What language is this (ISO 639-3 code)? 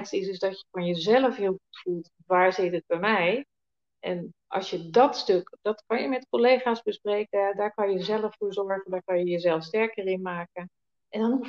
nld